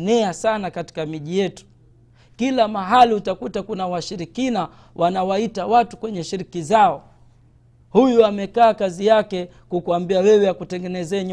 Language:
Swahili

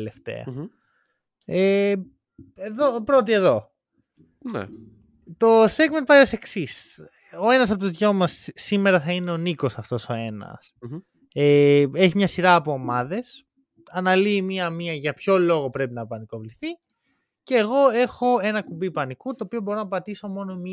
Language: Greek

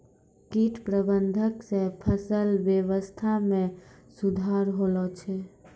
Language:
Maithili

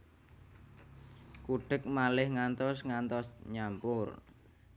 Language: Javanese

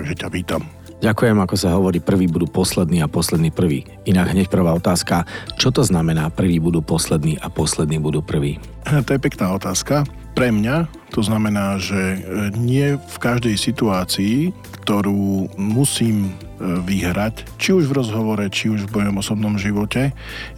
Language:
Slovak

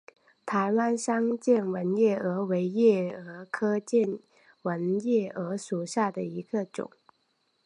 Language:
Chinese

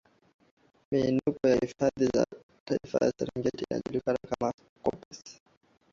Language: Swahili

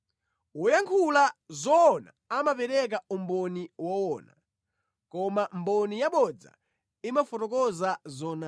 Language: Nyanja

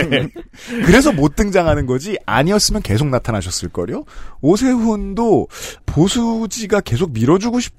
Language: Korean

